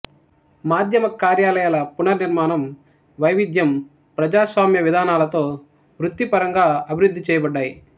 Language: Telugu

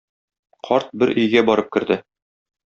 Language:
Tatar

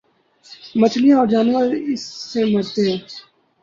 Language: Urdu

